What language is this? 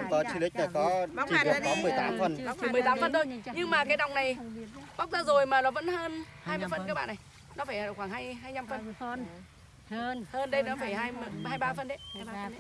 Vietnamese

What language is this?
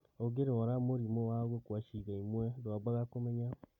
Kikuyu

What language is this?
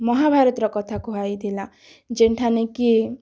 Odia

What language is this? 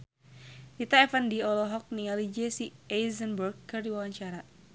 Sundanese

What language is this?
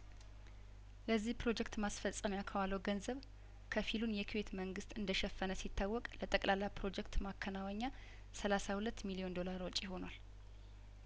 Amharic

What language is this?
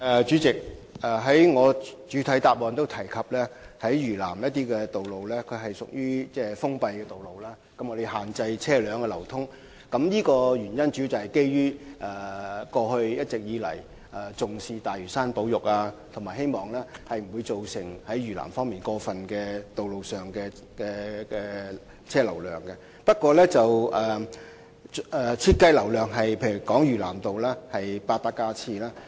Cantonese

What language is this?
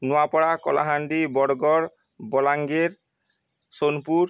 Odia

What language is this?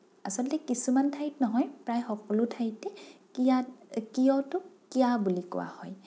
Assamese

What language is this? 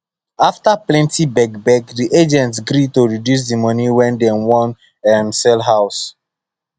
Nigerian Pidgin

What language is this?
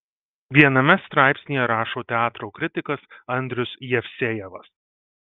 Lithuanian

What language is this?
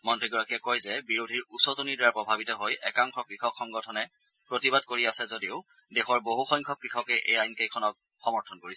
Assamese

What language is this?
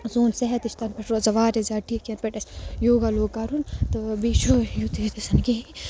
Kashmiri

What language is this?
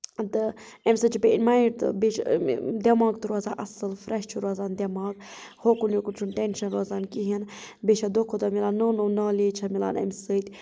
Kashmiri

